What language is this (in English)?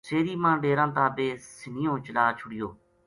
Gujari